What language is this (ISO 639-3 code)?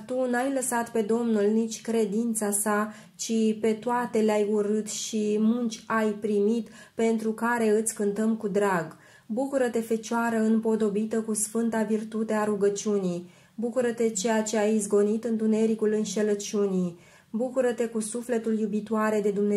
ron